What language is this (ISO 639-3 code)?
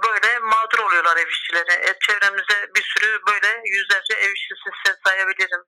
tur